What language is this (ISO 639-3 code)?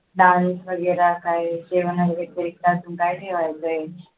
mar